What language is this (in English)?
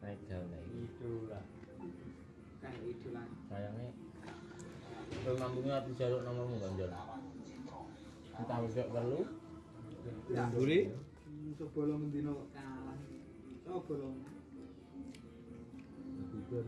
Indonesian